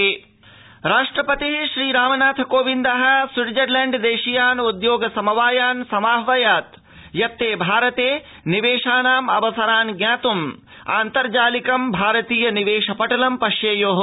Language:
Sanskrit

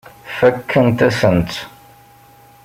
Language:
Kabyle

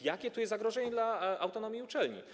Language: Polish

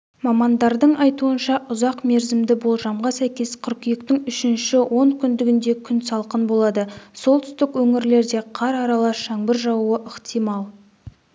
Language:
Kazakh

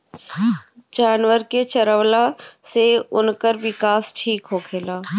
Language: Bhojpuri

